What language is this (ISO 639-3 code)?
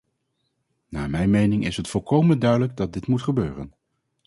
nld